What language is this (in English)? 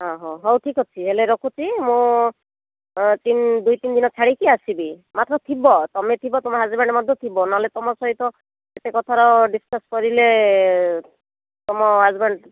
Odia